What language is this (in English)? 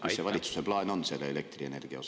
Estonian